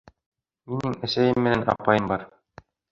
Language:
Bashkir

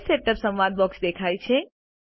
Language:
Gujarati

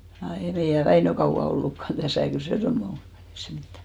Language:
Finnish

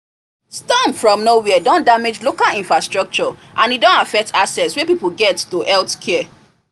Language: Nigerian Pidgin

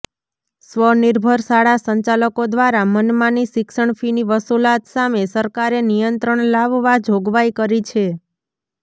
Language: Gujarati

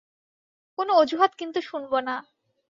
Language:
Bangla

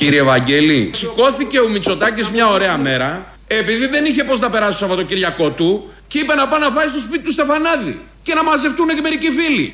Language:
Greek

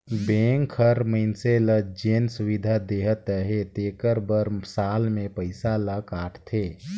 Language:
Chhattisgarhi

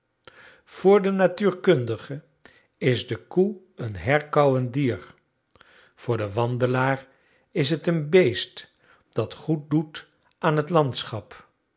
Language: Dutch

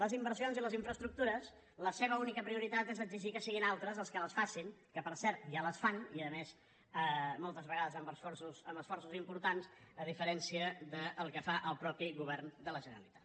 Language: Catalan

